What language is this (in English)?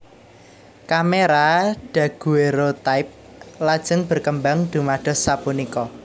Javanese